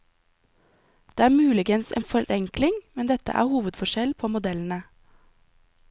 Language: Norwegian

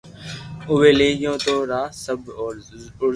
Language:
Loarki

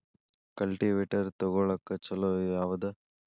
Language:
Kannada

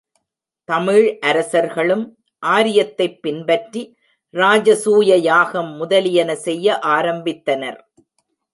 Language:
Tamil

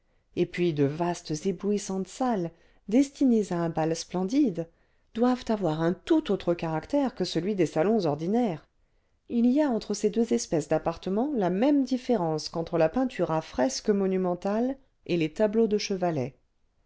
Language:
French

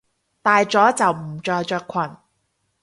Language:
Cantonese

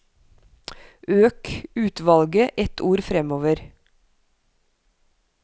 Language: Norwegian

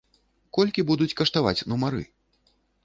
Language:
Belarusian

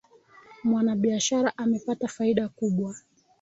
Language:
Swahili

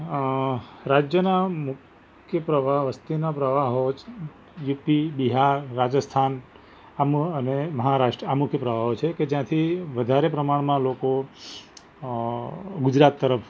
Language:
Gujarati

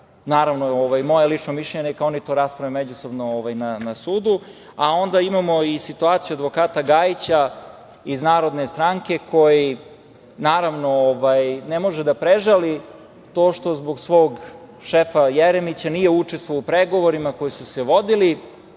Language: Serbian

